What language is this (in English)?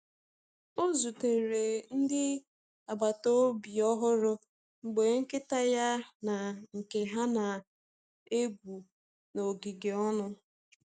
Igbo